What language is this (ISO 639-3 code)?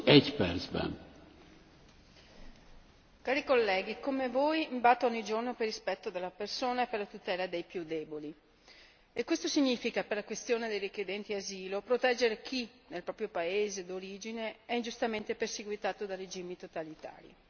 ita